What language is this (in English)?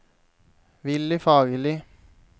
Norwegian